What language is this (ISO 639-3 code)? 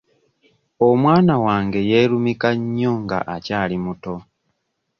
lug